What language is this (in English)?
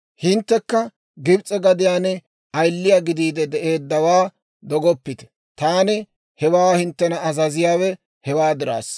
Dawro